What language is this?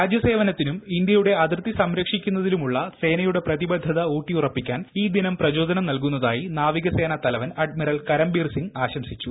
Malayalam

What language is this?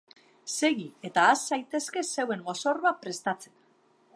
Basque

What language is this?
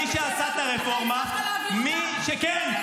Hebrew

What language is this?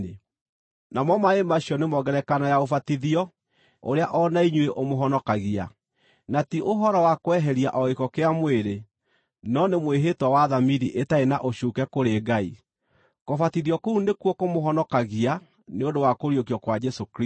Kikuyu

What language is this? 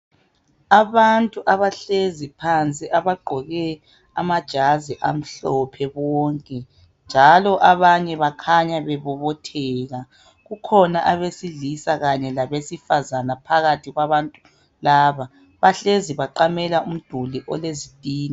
North Ndebele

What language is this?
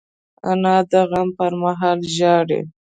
Pashto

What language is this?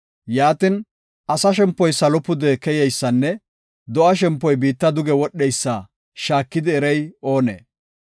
Gofa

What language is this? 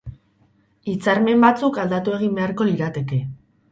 Basque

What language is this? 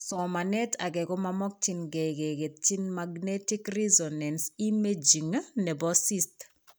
Kalenjin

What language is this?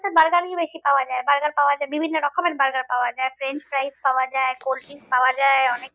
Bangla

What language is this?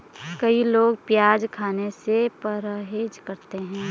Hindi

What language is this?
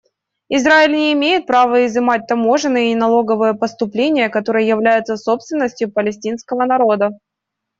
Russian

